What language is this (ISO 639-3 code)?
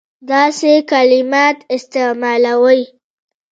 pus